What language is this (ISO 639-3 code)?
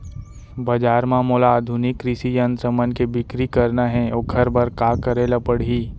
hne